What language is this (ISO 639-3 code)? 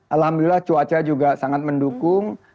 ind